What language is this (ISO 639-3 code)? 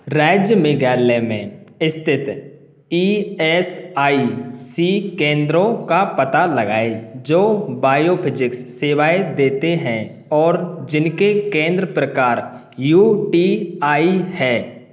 hin